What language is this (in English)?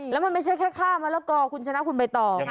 Thai